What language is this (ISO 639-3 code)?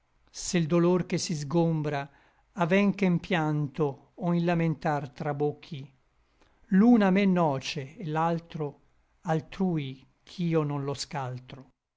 ita